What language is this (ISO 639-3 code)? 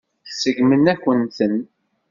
kab